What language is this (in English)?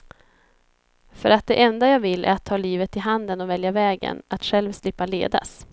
Swedish